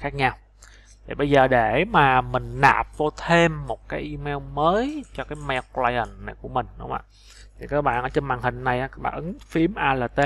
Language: Vietnamese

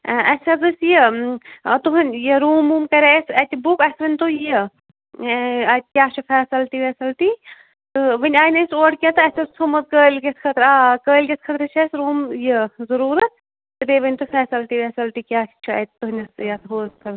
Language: Kashmiri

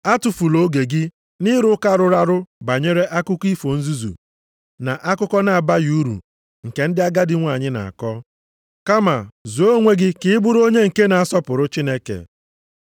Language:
Igbo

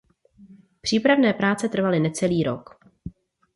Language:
Czech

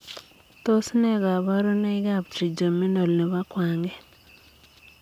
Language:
Kalenjin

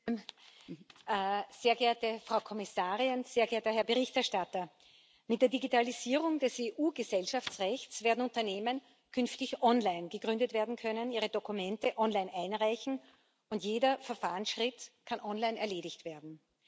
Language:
German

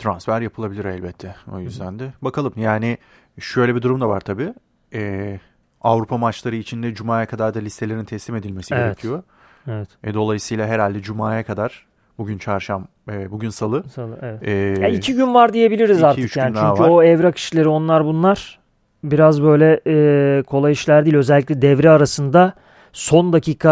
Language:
Turkish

